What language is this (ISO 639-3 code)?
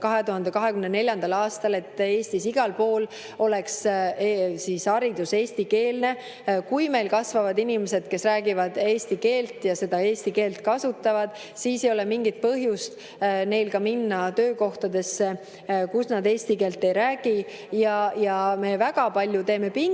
est